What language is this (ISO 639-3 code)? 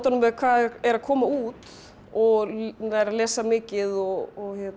isl